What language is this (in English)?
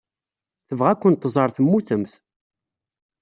Kabyle